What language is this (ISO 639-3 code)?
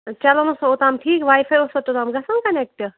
kas